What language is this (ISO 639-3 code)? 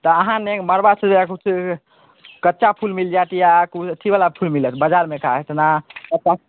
mai